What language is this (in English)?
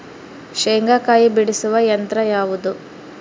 Kannada